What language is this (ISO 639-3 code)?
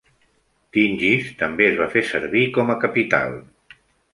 cat